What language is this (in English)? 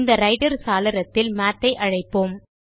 Tamil